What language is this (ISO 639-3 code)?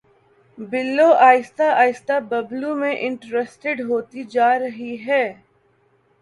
urd